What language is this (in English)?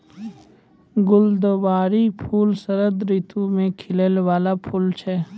Maithili